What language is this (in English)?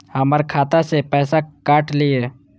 Maithili